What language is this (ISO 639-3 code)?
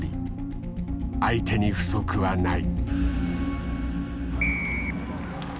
jpn